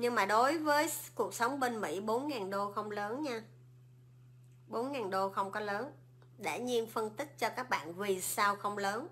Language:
Vietnamese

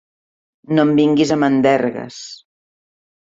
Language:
Catalan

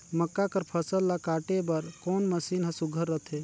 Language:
Chhattisgarhi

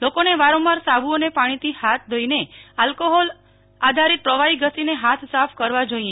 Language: Gujarati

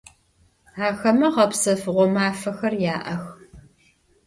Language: Adyghe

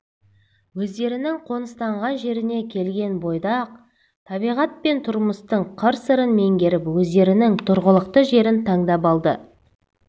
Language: Kazakh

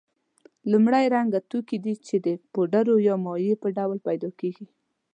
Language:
Pashto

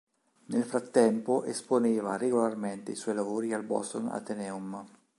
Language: Italian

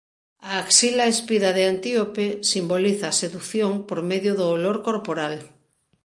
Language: Galician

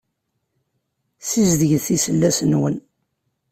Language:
Kabyle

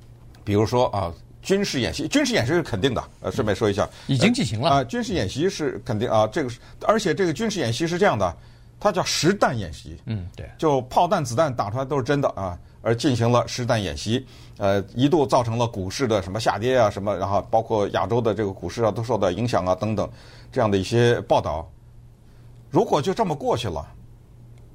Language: Chinese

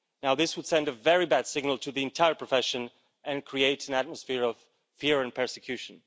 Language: English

